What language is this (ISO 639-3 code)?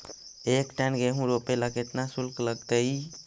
mag